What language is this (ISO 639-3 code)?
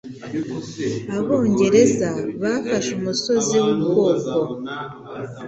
kin